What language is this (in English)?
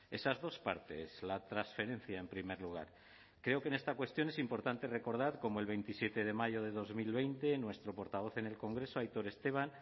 Spanish